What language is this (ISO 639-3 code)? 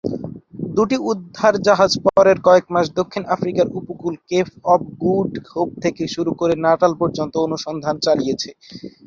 ben